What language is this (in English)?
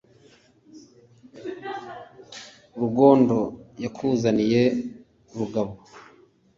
Kinyarwanda